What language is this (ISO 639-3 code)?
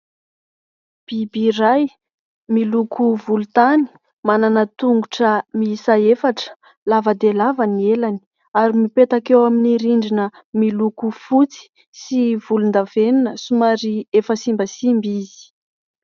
mlg